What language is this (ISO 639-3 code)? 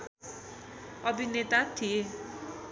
nep